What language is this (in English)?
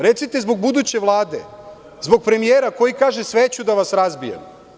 Serbian